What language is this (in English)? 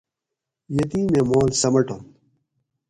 Gawri